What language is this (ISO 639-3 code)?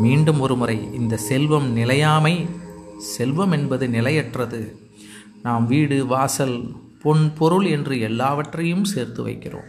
tam